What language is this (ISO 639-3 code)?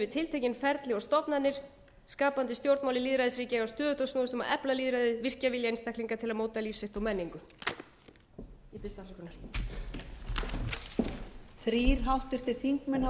isl